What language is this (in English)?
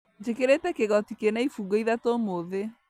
Kikuyu